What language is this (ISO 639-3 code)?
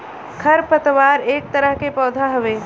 bho